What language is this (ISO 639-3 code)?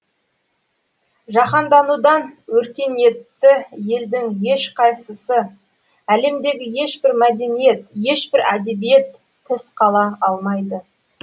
kaz